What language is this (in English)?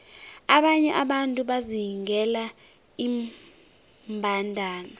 South Ndebele